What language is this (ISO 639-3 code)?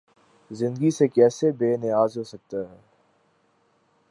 urd